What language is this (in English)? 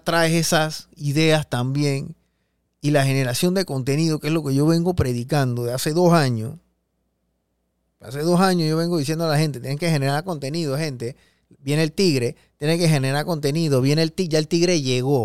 Spanish